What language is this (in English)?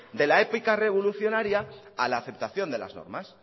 Spanish